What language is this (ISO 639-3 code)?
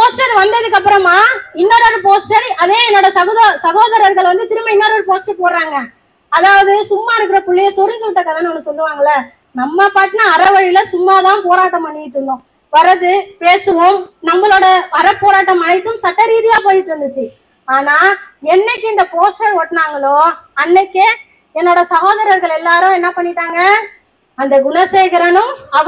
tam